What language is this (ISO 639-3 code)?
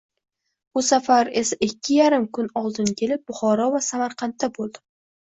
uzb